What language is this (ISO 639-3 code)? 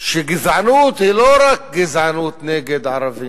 heb